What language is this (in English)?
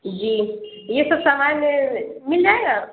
Urdu